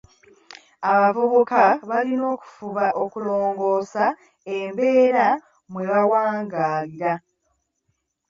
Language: Ganda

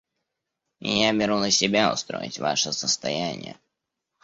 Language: Russian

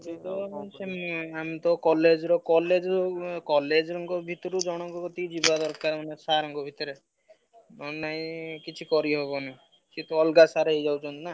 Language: Odia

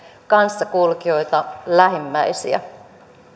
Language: Finnish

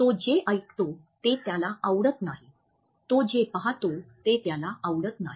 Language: Marathi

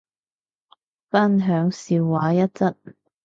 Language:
Cantonese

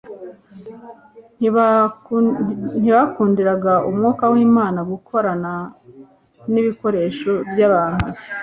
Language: Kinyarwanda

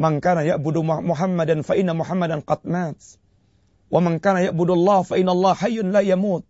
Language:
Malay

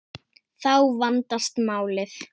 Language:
Icelandic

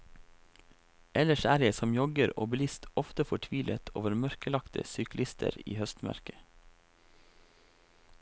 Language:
Norwegian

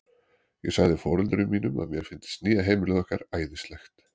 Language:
Icelandic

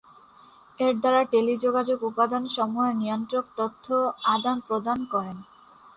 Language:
Bangla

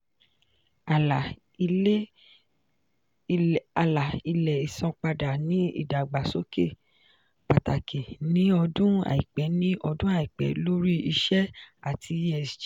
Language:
Yoruba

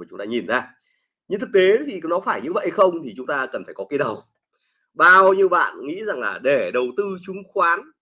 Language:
Vietnamese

